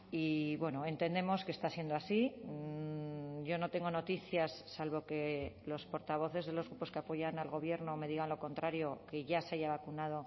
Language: Spanish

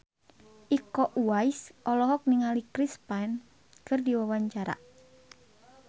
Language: Sundanese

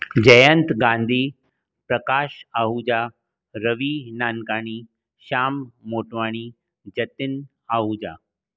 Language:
Sindhi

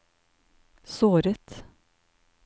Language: Norwegian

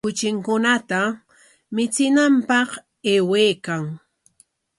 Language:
Corongo Ancash Quechua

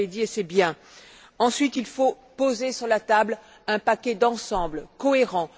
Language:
French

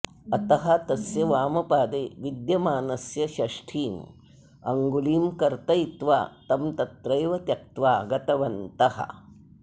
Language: Sanskrit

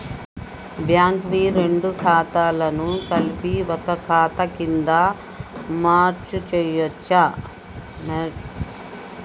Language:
Telugu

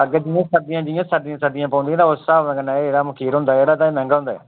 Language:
Dogri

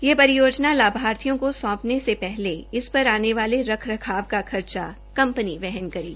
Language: Hindi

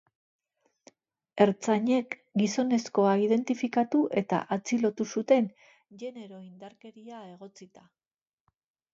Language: Basque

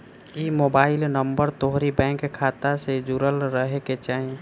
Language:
Bhojpuri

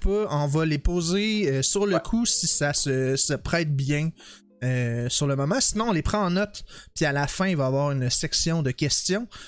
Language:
French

